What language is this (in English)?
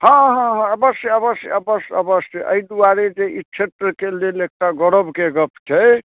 Maithili